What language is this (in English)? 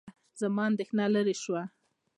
Pashto